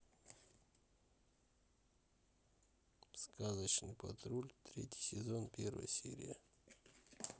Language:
Russian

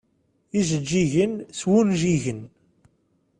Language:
Kabyle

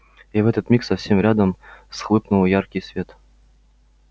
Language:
Russian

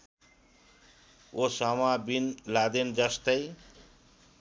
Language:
Nepali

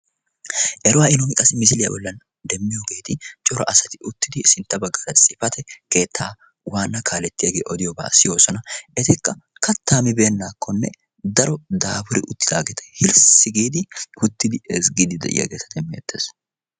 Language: Wolaytta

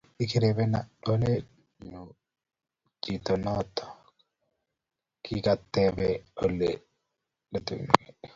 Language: Kalenjin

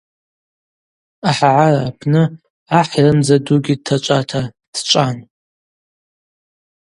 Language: Abaza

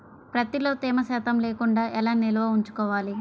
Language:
Telugu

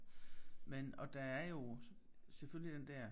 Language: Danish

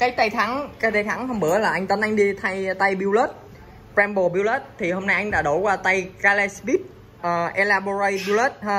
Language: Vietnamese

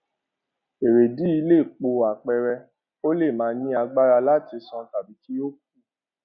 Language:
Yoruba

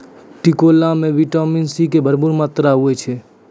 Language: Maithili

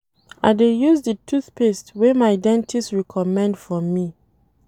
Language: Nigerian Pidgin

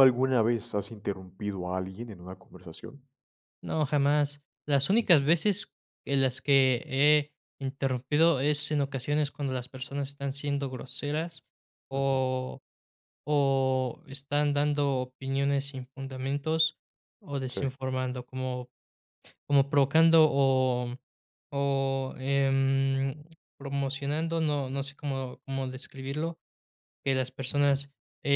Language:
Spanish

